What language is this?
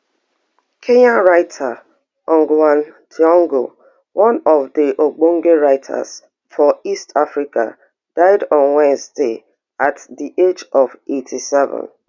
Nigerian Pidgin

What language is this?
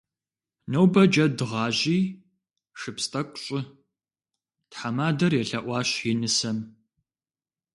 Kabardian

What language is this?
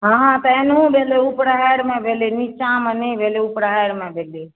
Maithili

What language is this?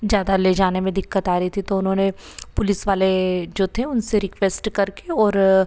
Hindi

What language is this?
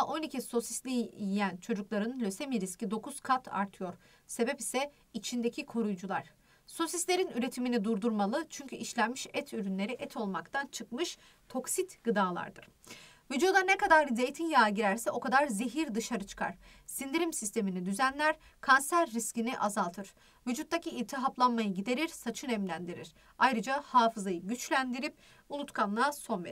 Turkish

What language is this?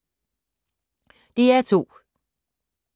Danish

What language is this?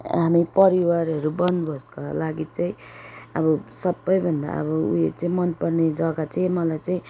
Nepali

